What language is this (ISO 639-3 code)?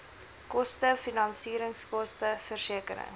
afr